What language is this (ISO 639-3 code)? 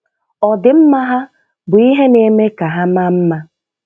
ibo